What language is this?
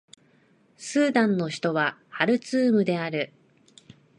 Japanese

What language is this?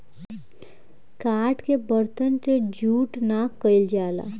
Bhojpuri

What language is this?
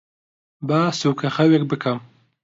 Central Kurdish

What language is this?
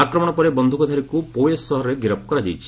Odia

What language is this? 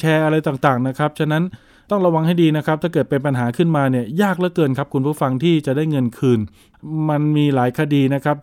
Thai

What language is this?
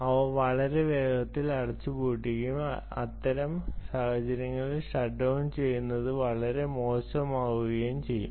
Malayalam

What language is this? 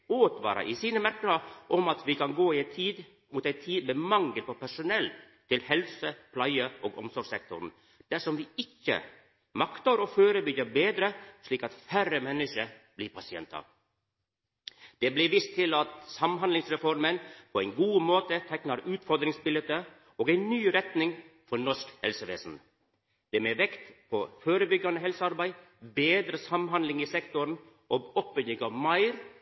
Norwegian Nynorsk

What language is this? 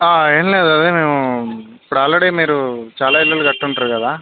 Telugu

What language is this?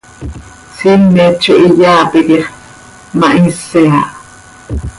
Seri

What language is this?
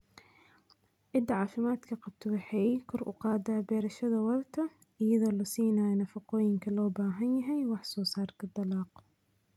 Somali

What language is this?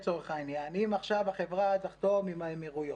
Hebrew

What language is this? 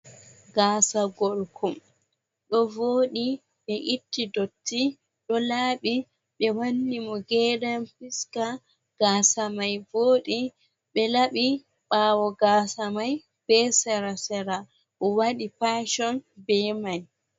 Fula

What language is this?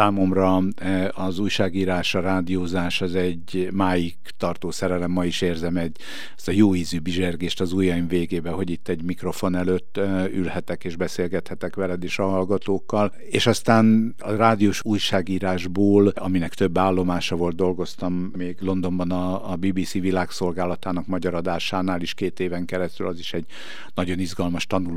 Hungarian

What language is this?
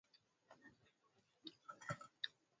Swahili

